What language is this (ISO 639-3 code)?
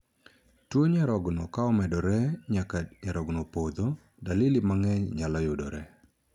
luo